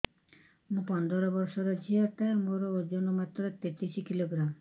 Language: Odia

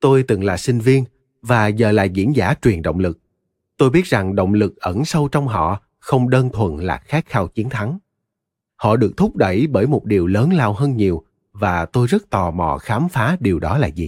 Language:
Vietnamese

